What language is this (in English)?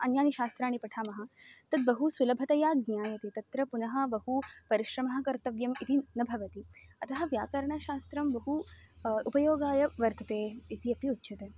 Sanskrit